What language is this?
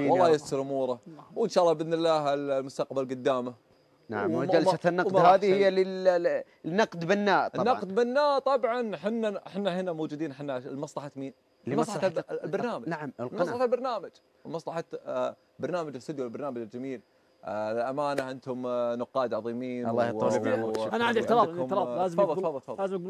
Arabic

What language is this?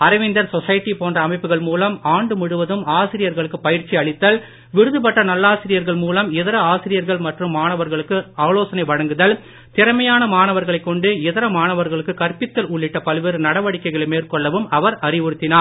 Tamil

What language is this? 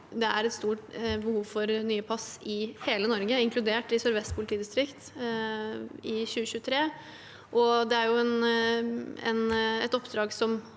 Norwegian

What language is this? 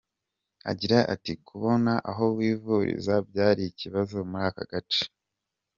Kinyarwanda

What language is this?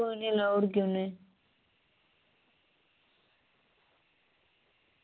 Dogri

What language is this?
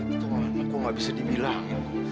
Indonesian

